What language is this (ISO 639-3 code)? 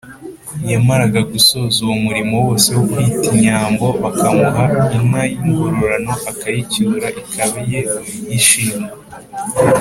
kin